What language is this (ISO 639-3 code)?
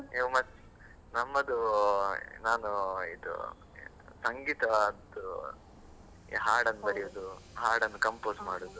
kan